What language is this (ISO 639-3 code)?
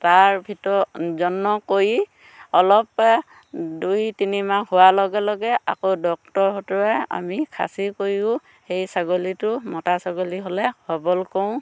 asm